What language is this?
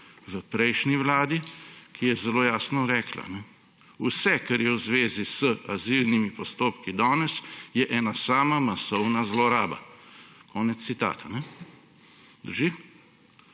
Slovenian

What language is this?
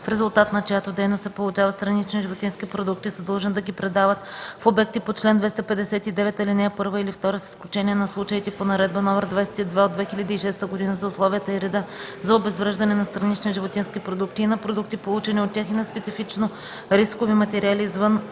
Bulgarian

